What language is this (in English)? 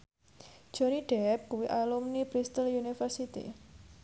Javanese